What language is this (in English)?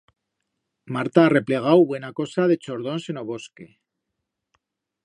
Aragonese